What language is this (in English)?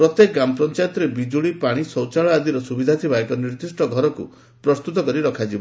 Odia